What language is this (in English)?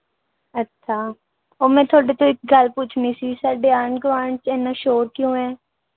Punjabi